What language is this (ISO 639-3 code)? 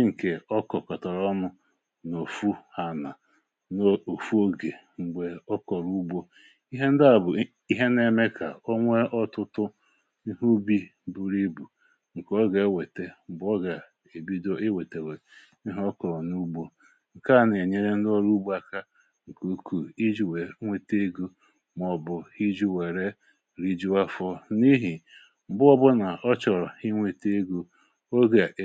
ibo